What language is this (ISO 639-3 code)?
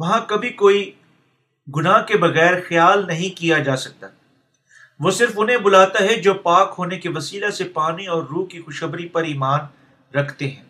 urd